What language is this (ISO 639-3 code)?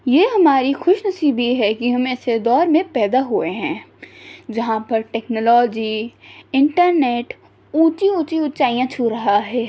urd